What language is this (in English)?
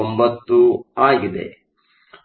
Kannada